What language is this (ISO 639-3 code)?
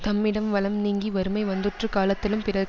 tam